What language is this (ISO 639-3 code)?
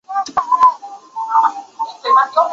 zho